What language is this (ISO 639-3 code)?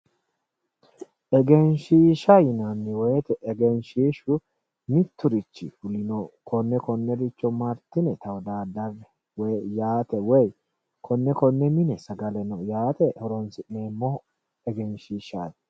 sid